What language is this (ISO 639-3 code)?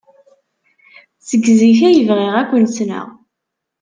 kab